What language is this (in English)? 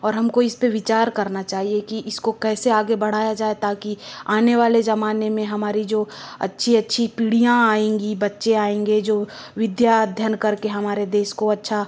Hindi